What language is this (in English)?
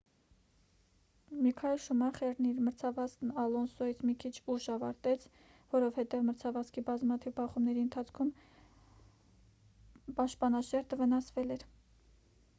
Armenian